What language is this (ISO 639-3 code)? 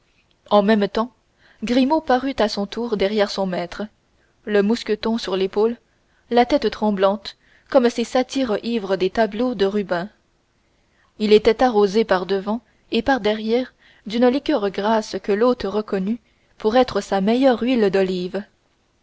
fra